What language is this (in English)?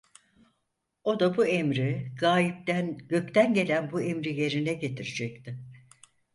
Turkish